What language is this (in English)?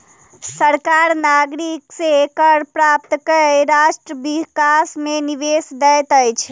Maithili